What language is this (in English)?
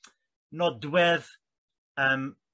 Welsh